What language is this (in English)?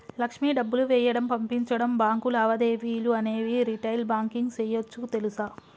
Telugu